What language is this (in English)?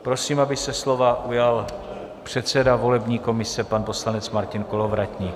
Czech